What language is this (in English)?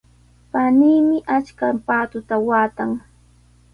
Sihuas Ancash Quechua